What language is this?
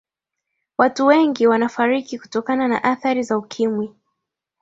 Swahili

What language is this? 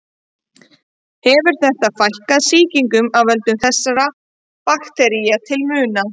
Icelandic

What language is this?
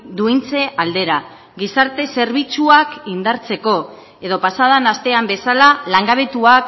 Basque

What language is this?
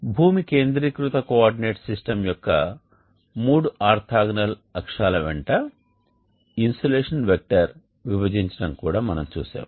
Telugu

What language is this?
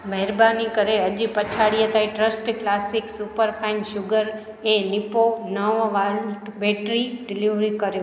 Sindhi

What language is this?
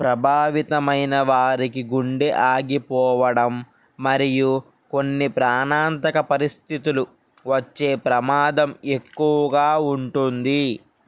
Telugu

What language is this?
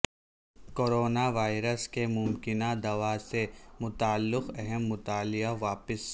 Urdu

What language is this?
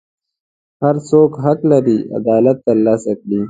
Pashto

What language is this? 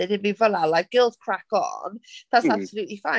Welsh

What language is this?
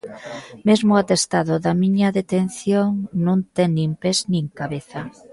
Galician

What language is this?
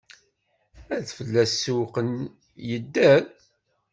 Kabyle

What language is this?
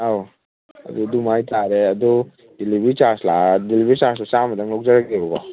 Manipuri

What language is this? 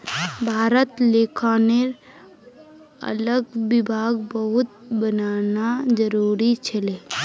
Magahi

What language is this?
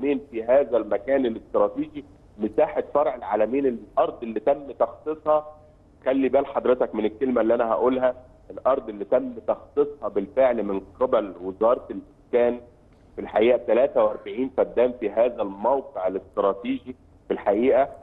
Arabic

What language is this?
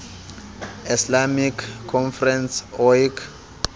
Southern Sotho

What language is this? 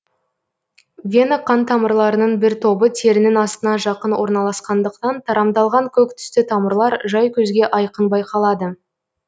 Kazakh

